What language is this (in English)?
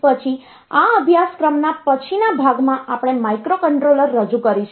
Gujarati